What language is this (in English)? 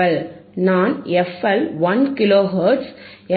Tamil